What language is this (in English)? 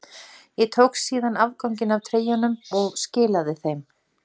Icelandic